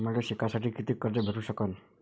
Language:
Marathi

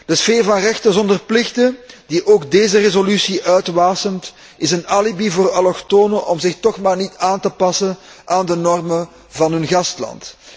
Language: Dutch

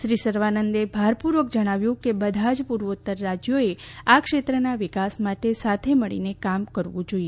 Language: Gujarati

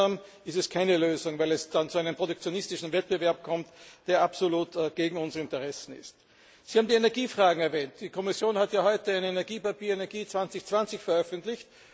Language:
German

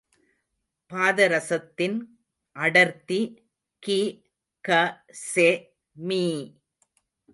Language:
Tamil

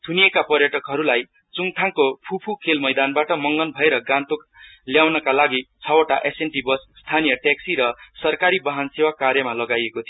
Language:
Nepali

